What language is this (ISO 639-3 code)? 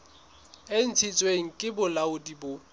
sot